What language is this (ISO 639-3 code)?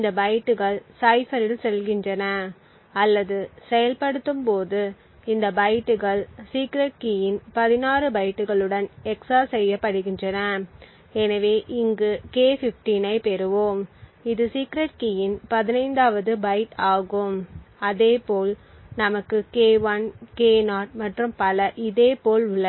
tam